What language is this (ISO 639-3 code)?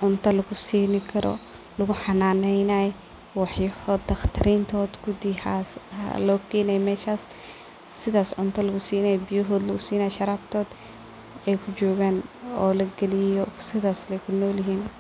som